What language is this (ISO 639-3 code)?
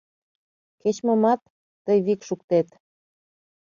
chm